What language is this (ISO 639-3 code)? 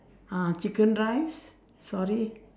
eng